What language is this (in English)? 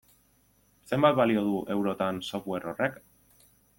Basque